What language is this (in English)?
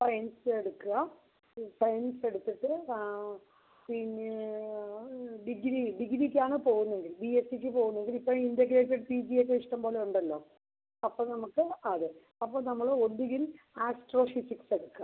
Malayalam